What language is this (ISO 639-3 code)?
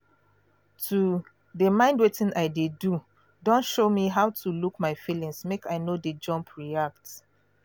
pcm